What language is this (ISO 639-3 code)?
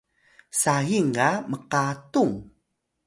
tay